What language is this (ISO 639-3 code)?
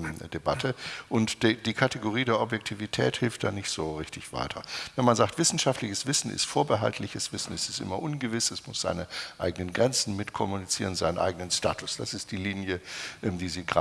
deu